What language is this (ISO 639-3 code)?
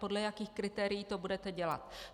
ces